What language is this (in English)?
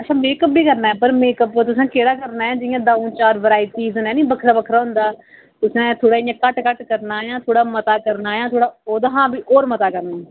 Dogri